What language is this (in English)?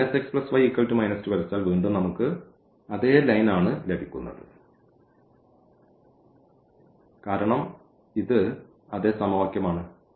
Malayalam